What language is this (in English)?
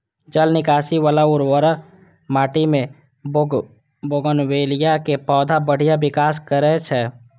Maithili